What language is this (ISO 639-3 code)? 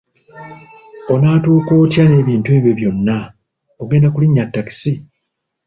lug